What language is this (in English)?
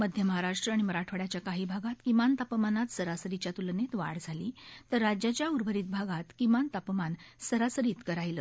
Marathi